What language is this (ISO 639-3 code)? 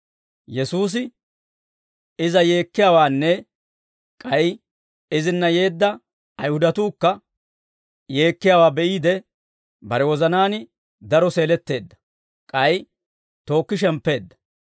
dwr